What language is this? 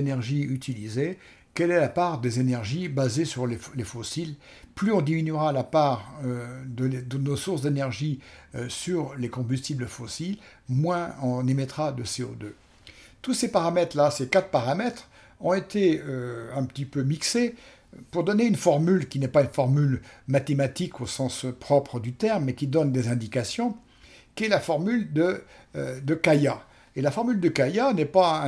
French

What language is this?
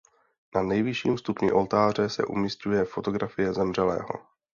Czech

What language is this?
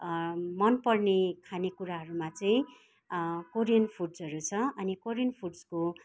Nepali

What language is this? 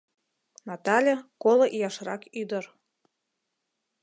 Mari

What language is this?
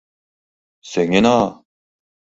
Mari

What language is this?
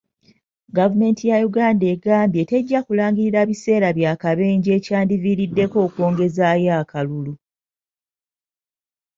Ganda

